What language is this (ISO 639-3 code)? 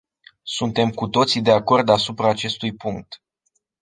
ron